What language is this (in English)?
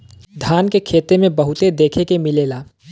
Bhojpuri